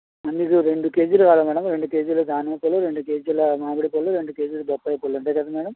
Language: Telugu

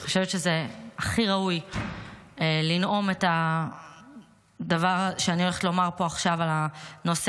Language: Hebrew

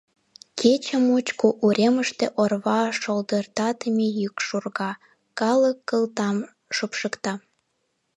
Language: Mari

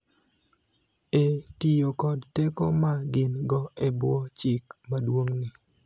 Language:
Luo (Kenya and Tanzania)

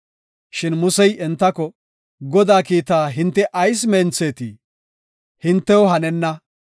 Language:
Gofa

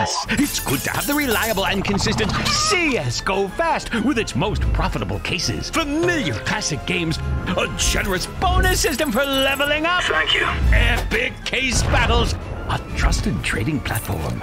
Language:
Russian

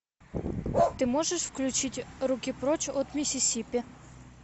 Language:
Russian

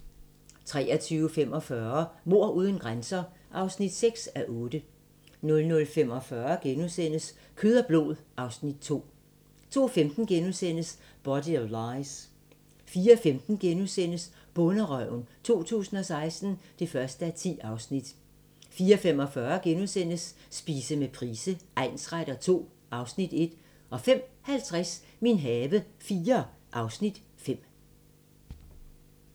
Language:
Danish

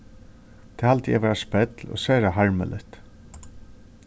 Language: Faroese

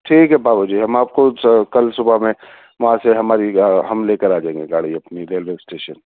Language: Urdu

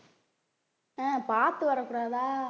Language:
Tamil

